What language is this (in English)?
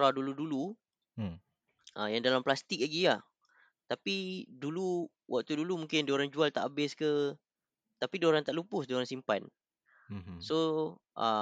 Malay